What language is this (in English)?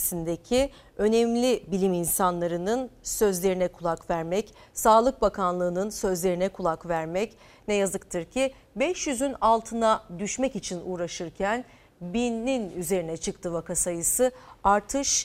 Turkish